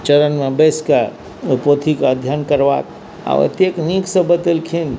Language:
Maithili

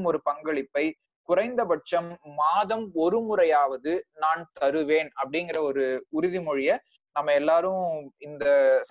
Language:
Tamil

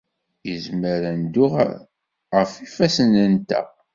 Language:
Kabyle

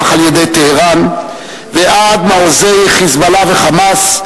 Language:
Hebrew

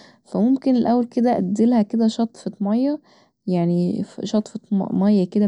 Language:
Egyptian Arabic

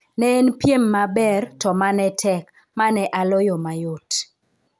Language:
Luo (Kenya and Tanzania)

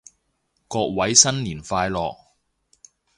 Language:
Cantonese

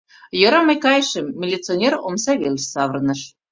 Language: Mari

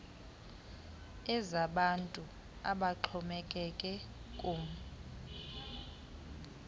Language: Xhosa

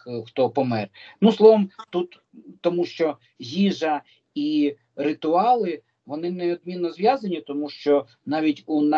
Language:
Ukrainian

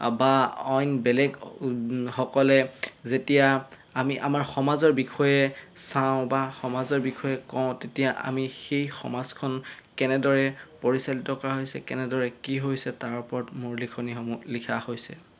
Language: Assamese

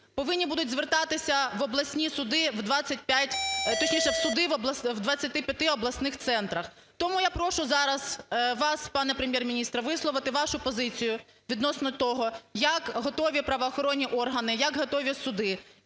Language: Ukrainian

